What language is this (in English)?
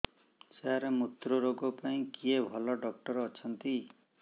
Odia